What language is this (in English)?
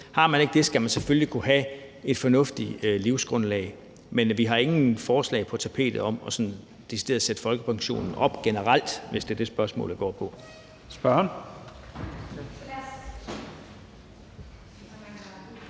Danish